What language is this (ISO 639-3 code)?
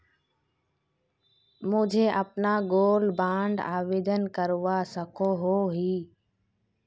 mag